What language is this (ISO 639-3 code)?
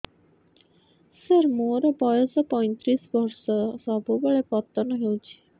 ori